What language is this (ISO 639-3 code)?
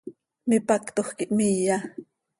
sei